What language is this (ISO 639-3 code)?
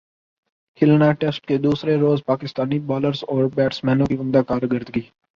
urd